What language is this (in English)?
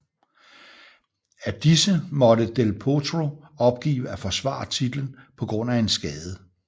Danish